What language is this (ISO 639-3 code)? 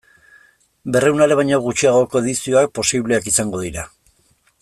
eus